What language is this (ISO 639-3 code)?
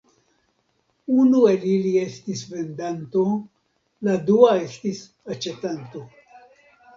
epo